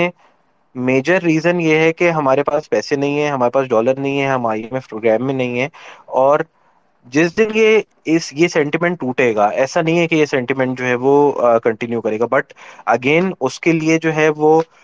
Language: Urdu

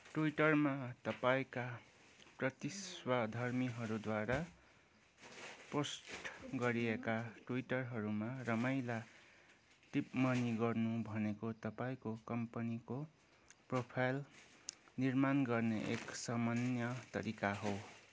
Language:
Nepali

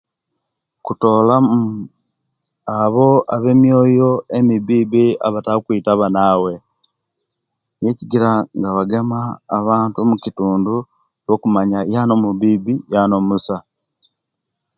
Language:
Kenyi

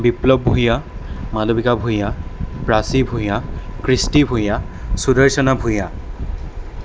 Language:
Assamese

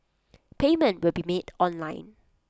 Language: English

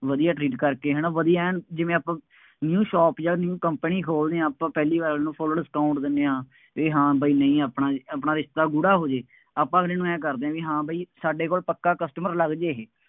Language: Punjabi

